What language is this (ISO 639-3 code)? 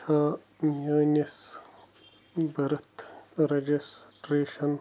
kas